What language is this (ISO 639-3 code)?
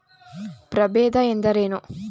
kan